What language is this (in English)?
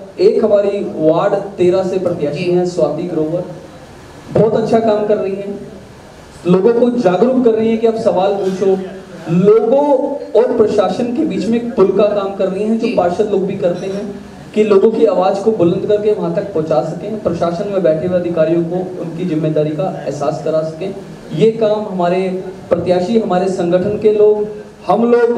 Hindi